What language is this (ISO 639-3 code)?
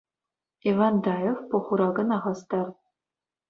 chv